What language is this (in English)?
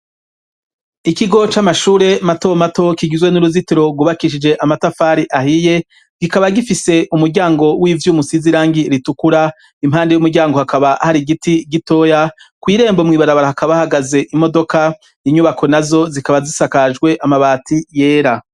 Rundi